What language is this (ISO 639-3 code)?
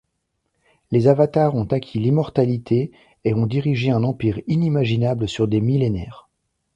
fra